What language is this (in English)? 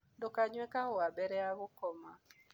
Kikuyu